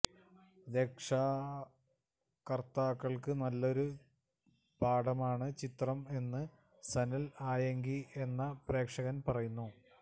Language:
Malayalam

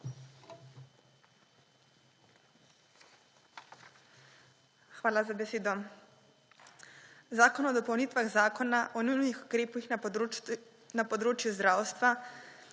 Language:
Slovenian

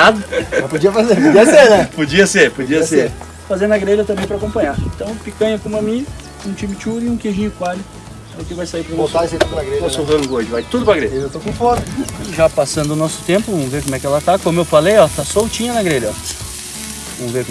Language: Portuguese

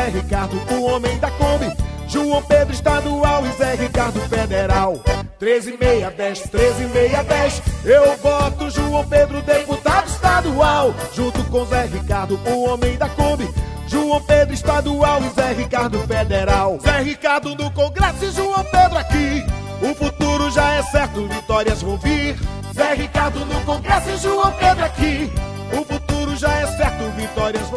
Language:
Portuguese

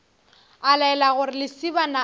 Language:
Northern Sotho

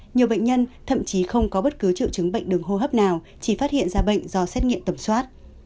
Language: Vietnamese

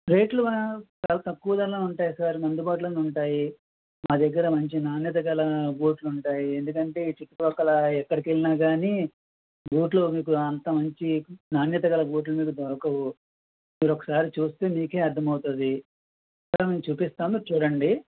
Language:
Telugu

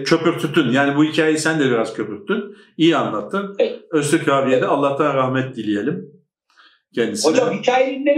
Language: Turkish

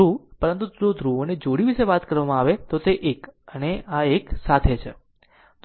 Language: Gujarati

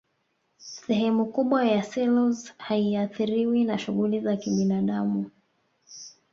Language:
Swahili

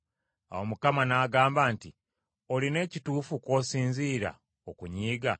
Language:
Ganda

